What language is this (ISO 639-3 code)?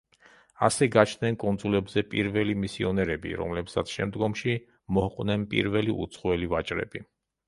kat